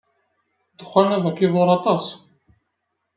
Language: Kabyle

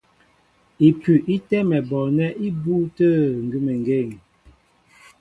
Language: Mbo (Cameroon)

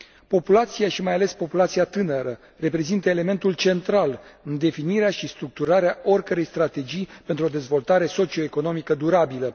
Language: Romanian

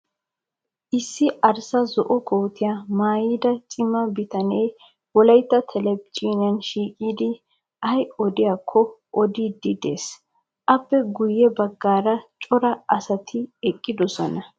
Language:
Wolaytta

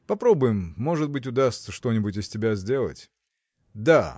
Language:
Russian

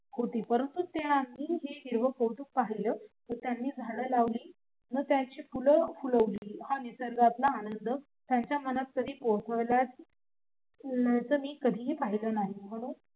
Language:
Marathi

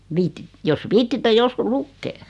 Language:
Finnish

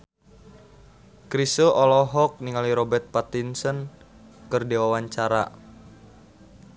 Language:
Sundanese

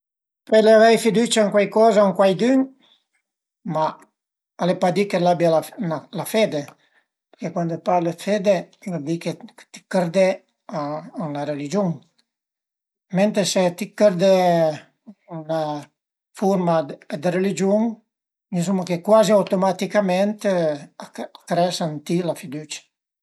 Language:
Piedmontese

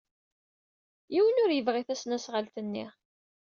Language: Kabyle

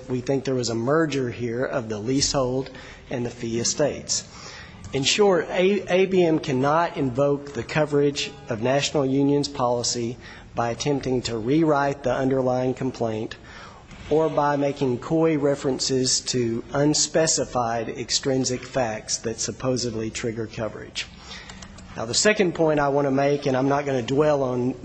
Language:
English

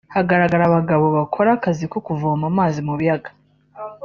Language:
Kinyarwanda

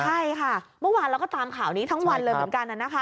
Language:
Thai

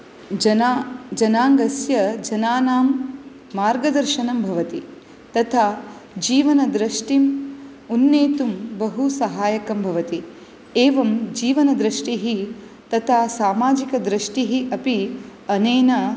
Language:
Sanskrit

